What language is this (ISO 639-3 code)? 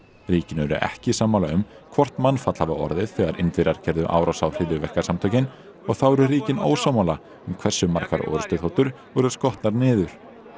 isl